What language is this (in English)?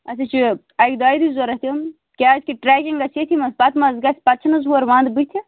Kashmiri